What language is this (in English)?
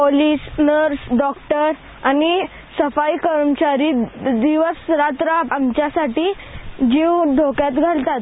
Marathi